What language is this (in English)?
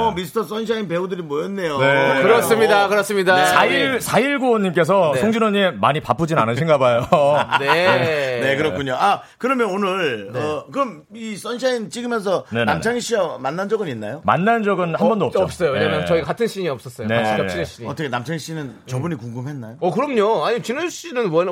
Korean